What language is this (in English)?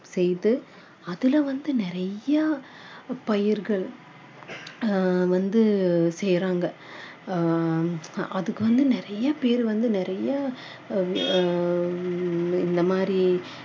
Tamil